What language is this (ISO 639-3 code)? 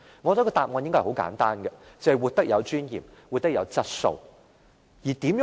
yue